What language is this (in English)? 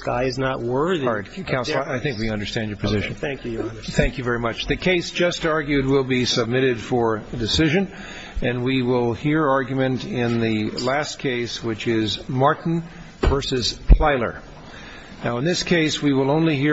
English